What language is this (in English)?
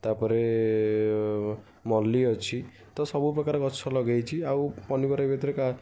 Odia